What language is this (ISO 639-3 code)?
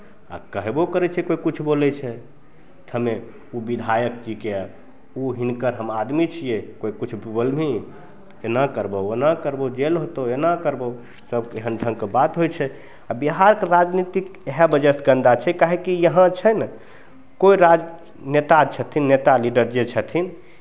mai